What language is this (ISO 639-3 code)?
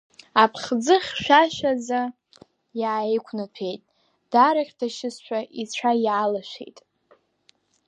abk